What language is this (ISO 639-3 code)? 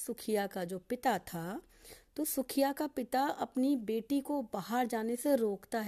hin